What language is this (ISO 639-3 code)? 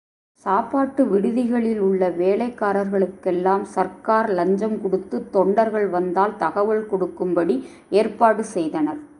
tam